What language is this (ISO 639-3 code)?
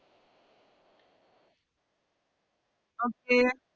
mal